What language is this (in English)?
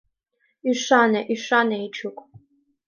Mari